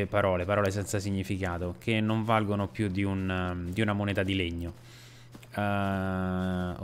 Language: Italian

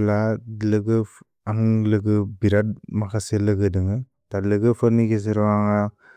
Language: Bodo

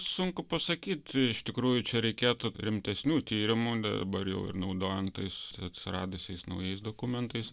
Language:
Lithuanian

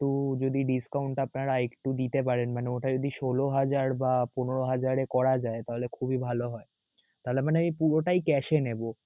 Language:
Bangla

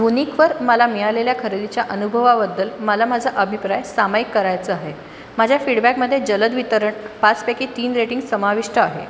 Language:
Marathi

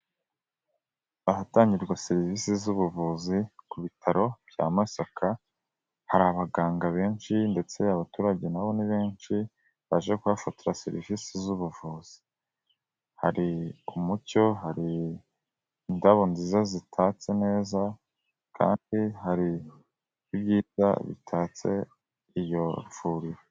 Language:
Kinyarwanda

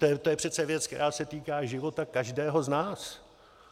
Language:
Czech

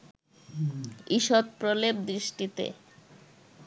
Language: Bangla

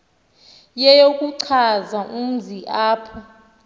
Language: Xhosa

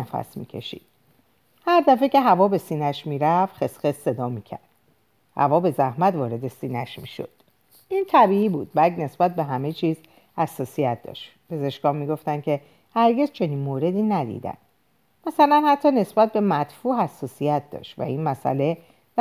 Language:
Persian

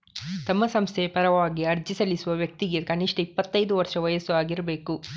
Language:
Kannada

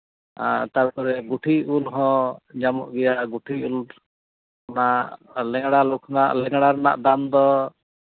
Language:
Santali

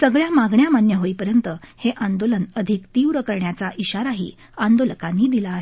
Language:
Marathi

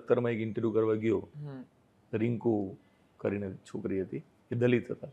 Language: Gujarati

